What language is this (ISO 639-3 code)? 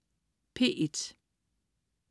dan